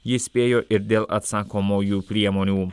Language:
Lithuanian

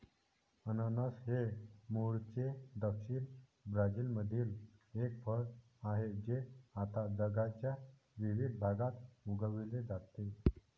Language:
Marathi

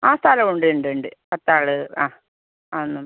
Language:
Malayalam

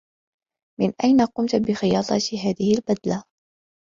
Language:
Arabic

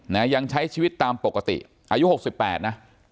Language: Thai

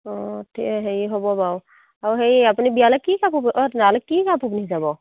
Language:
Assamese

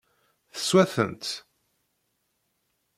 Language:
Kabyle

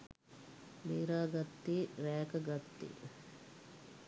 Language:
Sinhala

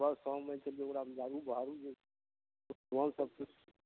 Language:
Maithili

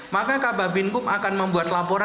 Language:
Indonesian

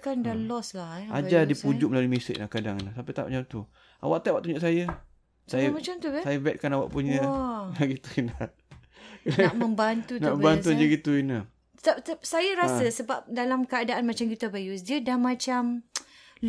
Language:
Malay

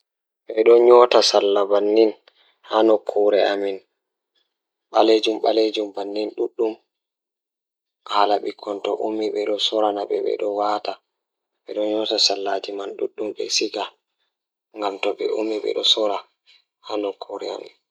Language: Fula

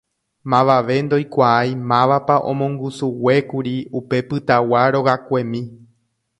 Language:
Guarani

